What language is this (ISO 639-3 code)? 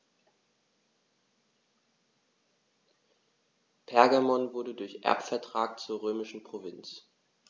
deu